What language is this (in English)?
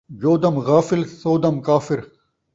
Saraiki